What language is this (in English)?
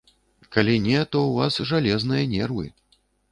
Belarusian